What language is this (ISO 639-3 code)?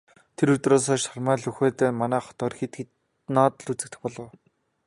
mon